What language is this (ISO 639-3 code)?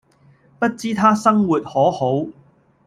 yue